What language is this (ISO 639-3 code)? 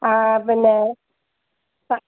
mal